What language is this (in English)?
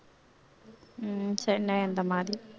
Tamil